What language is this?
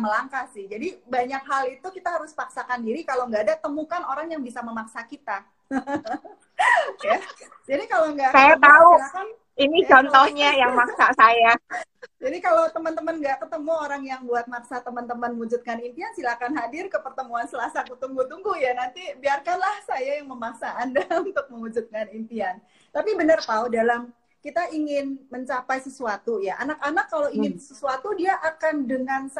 Indonesian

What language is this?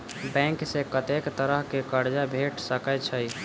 Maithili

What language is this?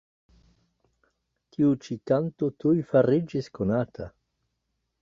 Esperanto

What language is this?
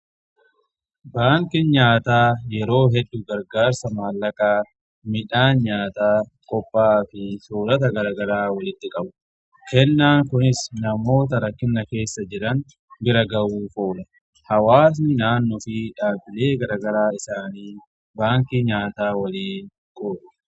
Oromo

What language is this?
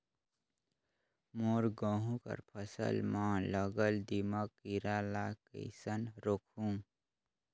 Chhattisgarhi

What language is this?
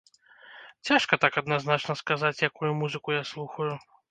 Belarusian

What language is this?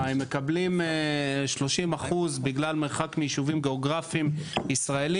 Hebrew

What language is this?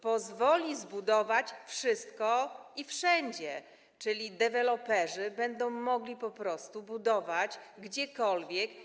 Polish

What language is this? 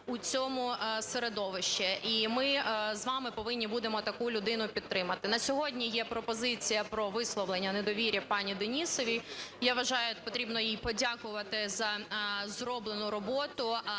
Ukrainian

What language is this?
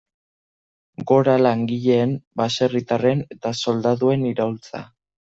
Basque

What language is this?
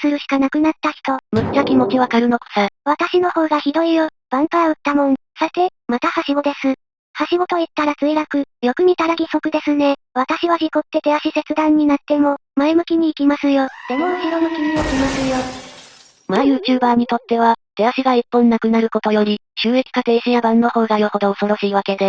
Japanese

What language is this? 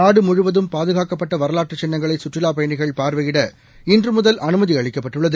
Tamil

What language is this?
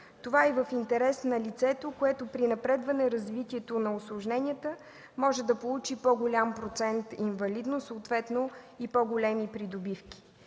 Bulgarian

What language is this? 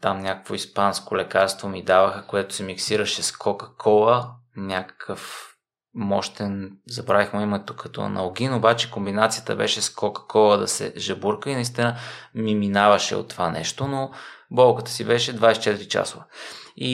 Bulgarian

